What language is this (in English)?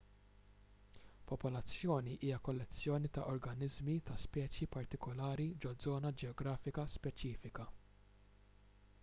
Maltese